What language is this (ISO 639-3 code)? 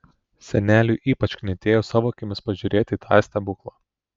lit